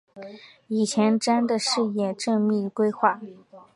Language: Chinese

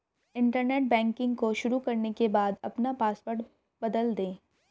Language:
Hindi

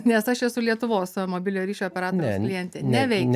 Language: Lithuanian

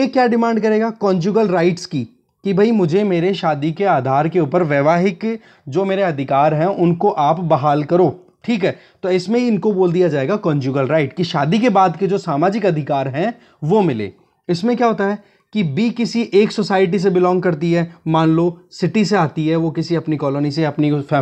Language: Hindi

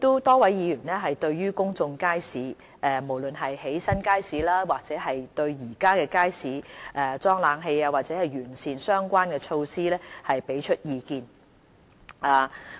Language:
Cantonese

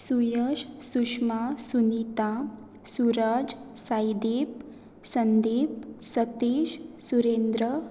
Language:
Konkani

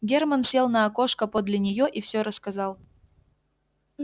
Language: Russian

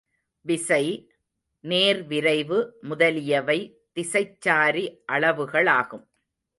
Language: Tamil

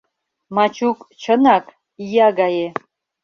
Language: Mari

